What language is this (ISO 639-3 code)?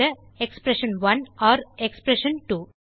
tam